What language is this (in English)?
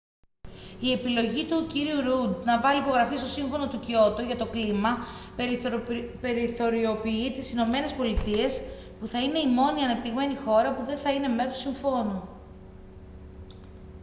Greek